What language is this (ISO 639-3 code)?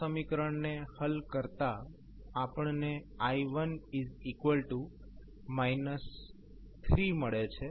guj